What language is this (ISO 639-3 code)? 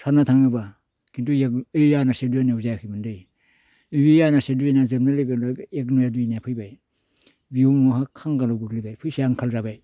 brx